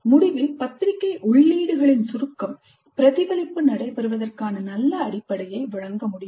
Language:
Tamil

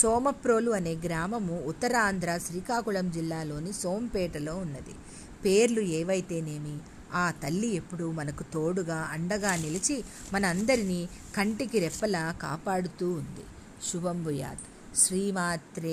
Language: Telugu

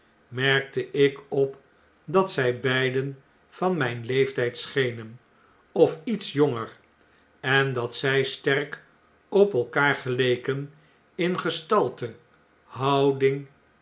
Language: Dutch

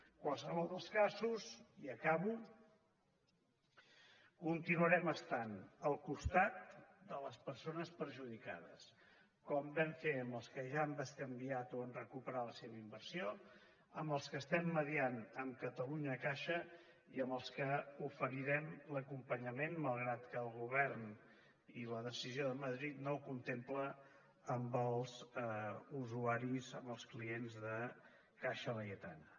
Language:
Catalan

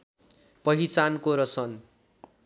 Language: Nepali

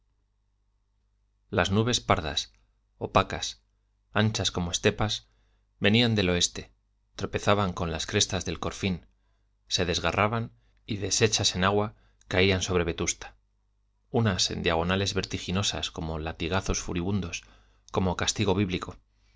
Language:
Spanish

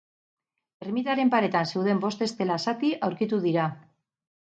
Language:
Basque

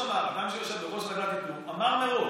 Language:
Hebrew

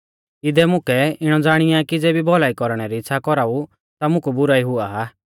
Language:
Mahasu Pahari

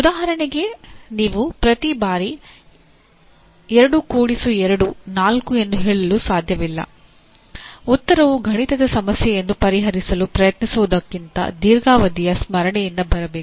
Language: Kannada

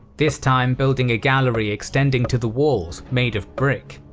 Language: English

